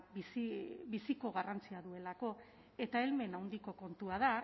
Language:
Basque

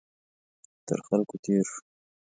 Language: Pashto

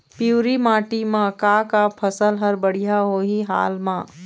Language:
Chhattisgarhi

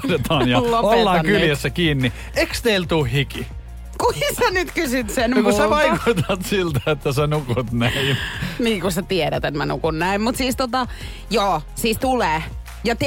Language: Finnish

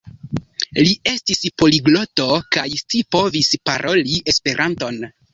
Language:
Esperanto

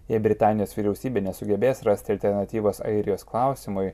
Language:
Lithuanian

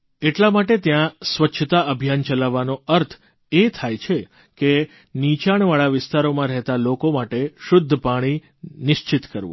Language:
Gujarati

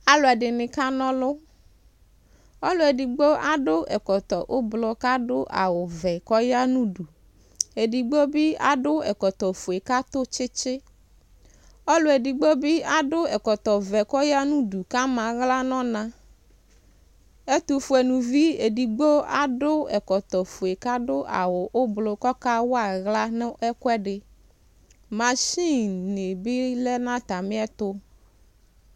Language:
Ikposo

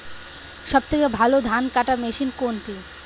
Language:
Bangla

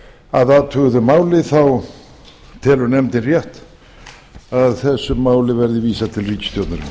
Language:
Icelandic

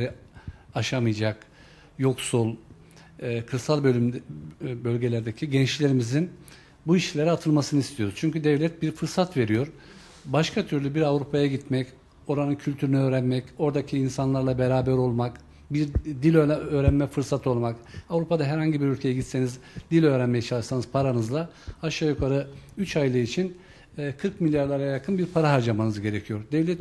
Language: Turkish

